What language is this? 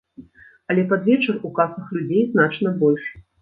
Belarusian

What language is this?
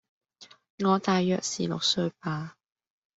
Cantonese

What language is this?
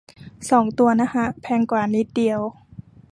Thai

